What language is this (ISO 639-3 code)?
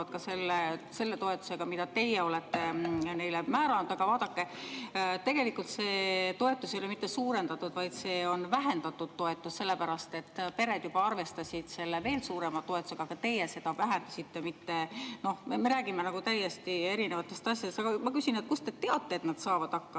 est